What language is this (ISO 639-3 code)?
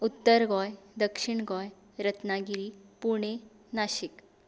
kok